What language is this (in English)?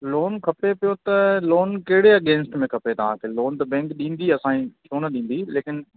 Sindhi